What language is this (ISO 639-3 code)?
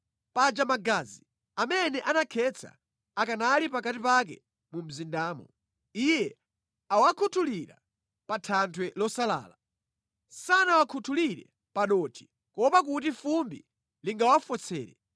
nya